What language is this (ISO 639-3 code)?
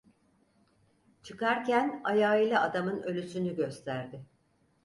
tur